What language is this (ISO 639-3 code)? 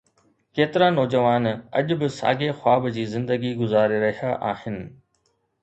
snd